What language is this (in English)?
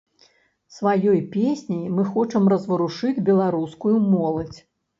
Belarusian